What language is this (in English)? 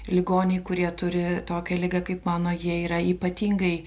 Lithuanian